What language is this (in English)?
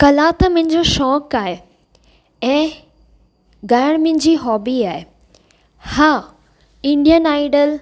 Sindhi